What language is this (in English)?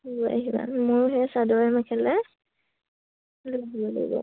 Assamese